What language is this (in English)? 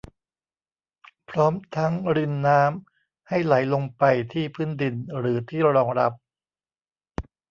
Thai